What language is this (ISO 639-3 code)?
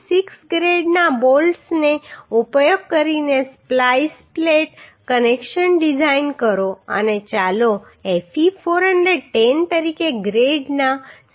guj